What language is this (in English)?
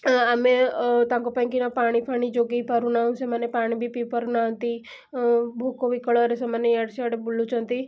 Odia